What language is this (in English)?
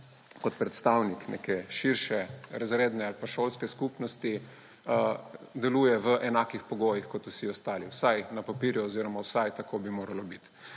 Slovenian